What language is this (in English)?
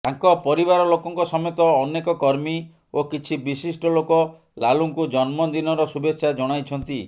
Odia